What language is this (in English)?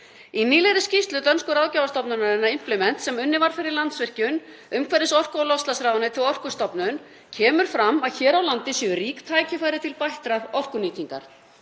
Icelandic